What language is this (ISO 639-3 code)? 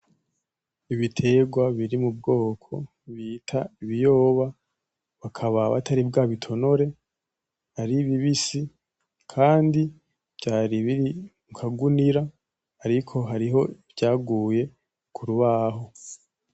run